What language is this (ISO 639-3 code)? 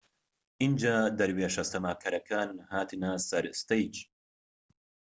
ckb